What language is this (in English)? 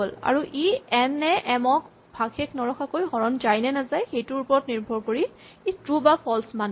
Assamese